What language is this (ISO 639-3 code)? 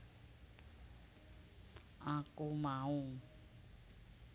jav